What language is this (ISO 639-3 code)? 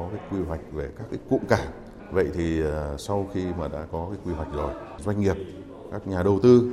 vie